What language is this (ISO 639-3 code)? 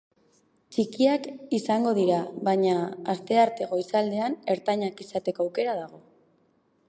eus